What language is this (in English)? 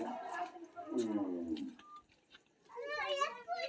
Maithili